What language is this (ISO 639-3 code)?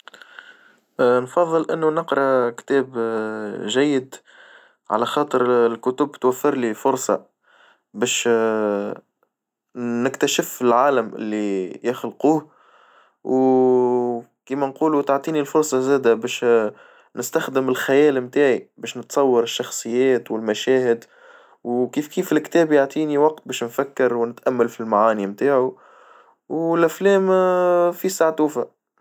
aeb